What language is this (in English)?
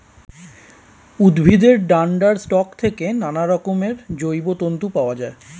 Bangla